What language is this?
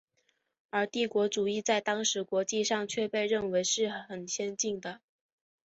Chinese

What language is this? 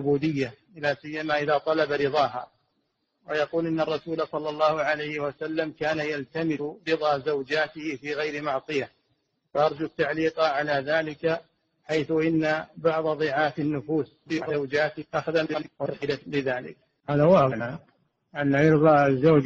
Arabic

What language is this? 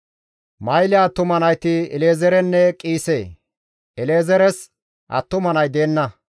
Gamo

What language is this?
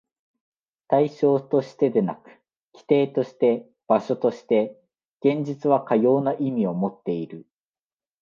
Japanese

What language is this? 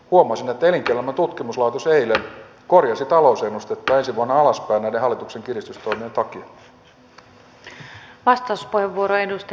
Finnish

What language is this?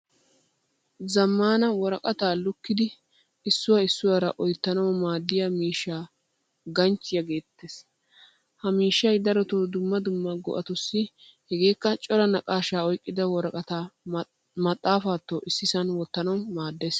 Wolaytta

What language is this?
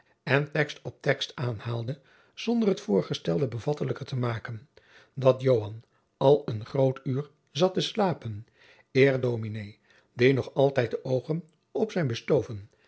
Dutch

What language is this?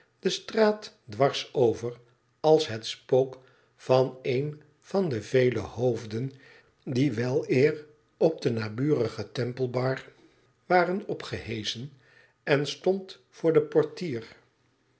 Dutch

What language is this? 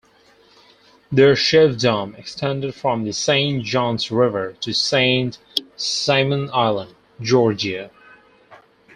English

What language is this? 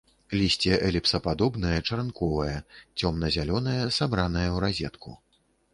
Belarusian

